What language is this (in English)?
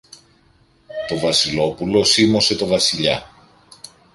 Greek